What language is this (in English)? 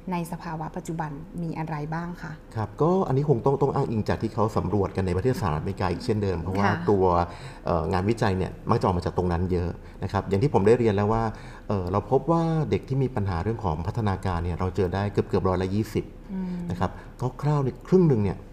Thai